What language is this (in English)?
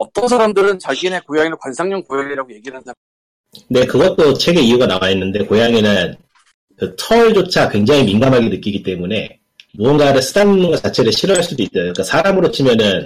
Korean